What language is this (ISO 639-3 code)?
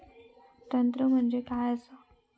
mar